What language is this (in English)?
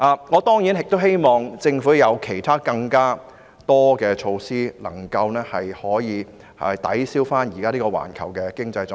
Cantonese